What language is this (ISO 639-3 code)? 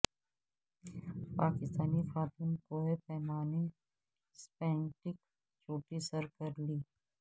urd